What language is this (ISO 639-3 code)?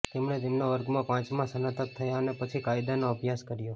guj